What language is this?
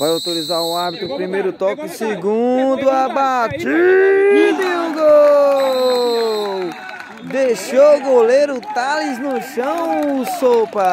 Portuguese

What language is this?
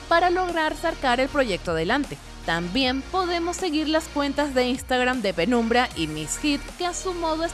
Spanish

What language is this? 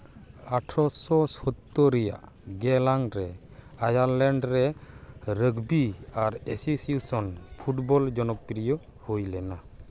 Santali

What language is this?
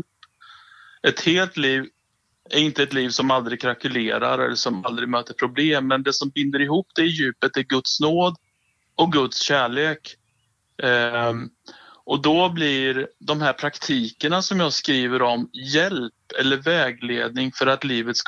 Swedish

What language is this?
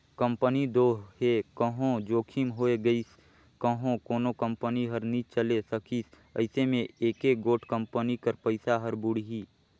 Chhattisgarhi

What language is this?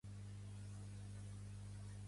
Catalan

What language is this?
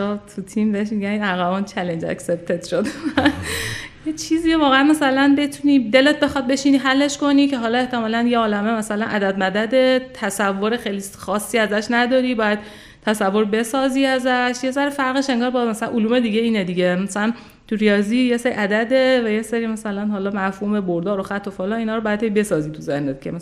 Persian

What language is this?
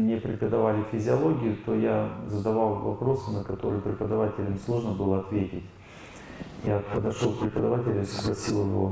Russian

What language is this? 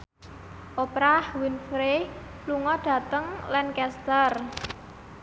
Javanese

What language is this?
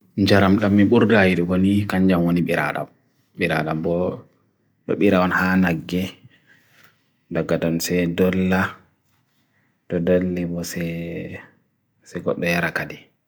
Bagirmi Fulfulde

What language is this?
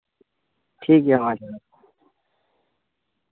Santali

